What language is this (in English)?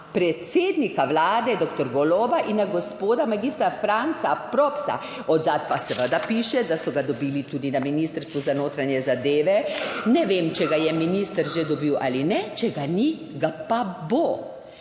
Slovenian